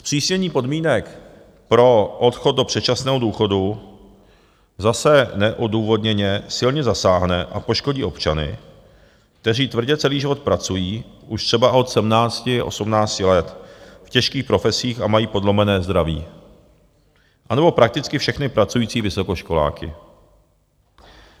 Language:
Czech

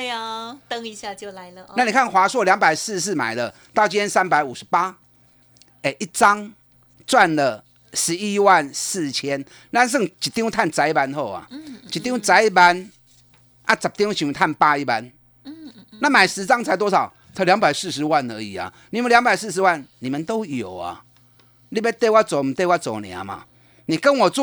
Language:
Chinese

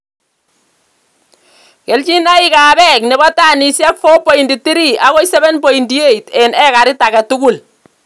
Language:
Kalenjin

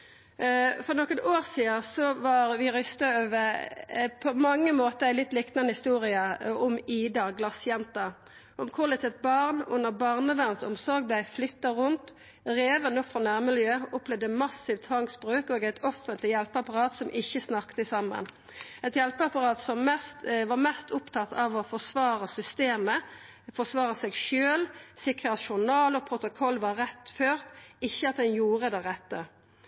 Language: Norwegian Nynorsk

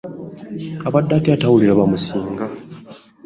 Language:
Ganda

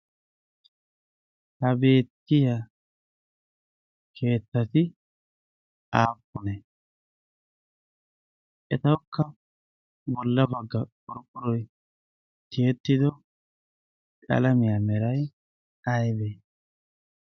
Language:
Wolaytta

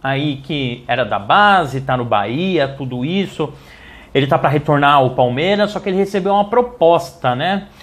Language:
Portuguese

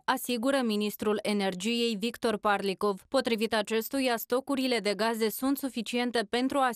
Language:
Romanian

